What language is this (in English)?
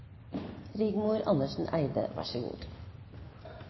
Norwegian Nynorsk